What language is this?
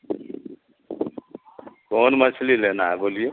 Urdu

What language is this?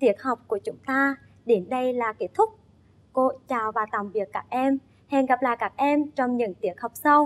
Vietnamese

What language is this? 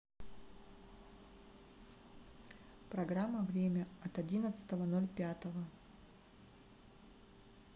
Russian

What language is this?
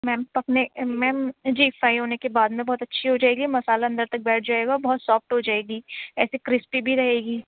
Urdu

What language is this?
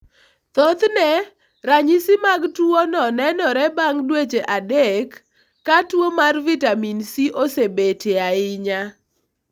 Luo (Kenya and Tanzania)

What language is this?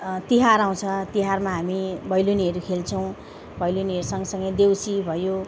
Nepali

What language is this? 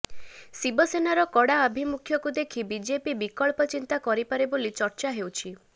Odia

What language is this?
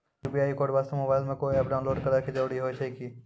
Maithili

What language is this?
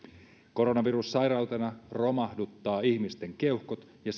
Finnish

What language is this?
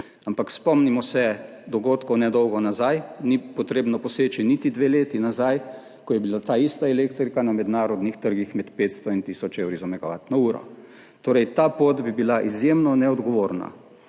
Slovenian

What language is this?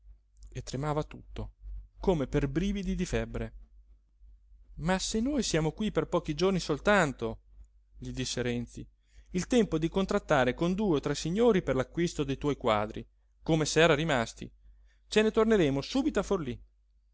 Italian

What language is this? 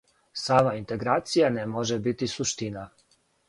Serbian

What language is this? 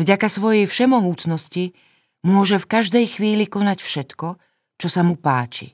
Slovak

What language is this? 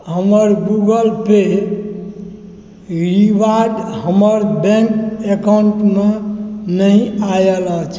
Maithili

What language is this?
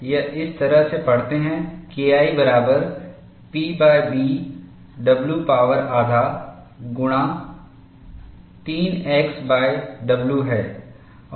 Hindi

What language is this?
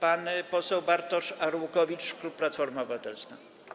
Polish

